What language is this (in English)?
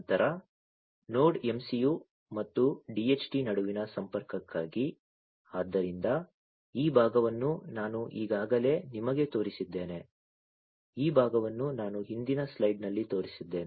Kannada